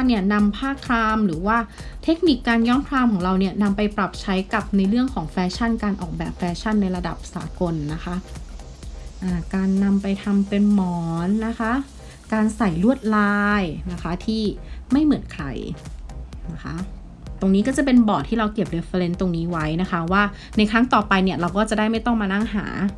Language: Thai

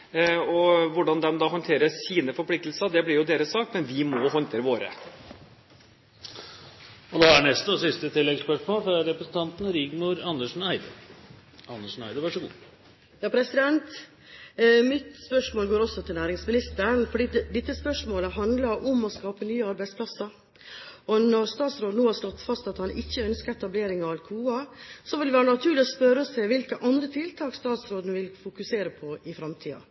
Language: Norwegian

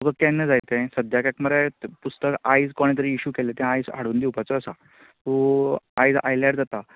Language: Konkani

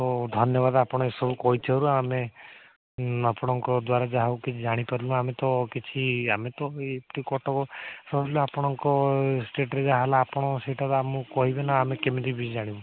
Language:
Odia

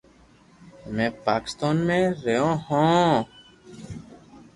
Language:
Loarki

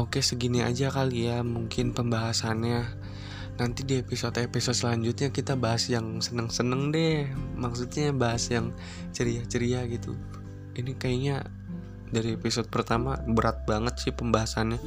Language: Indonesian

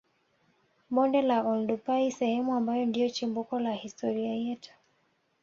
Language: Swahili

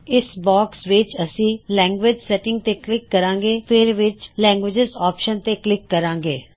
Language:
Punjabi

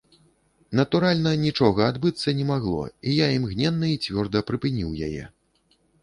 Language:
Belarusian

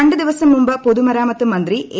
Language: Malayalam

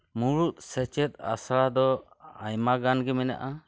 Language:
Santali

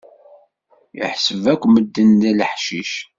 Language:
Kabyle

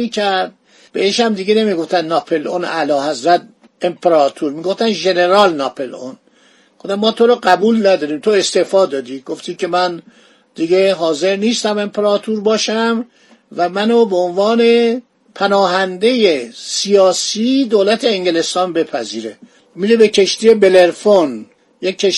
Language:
Persian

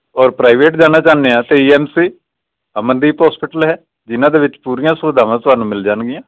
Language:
Punjabi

